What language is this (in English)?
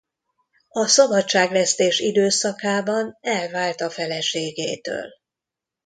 Hungarian